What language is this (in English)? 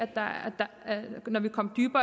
Danish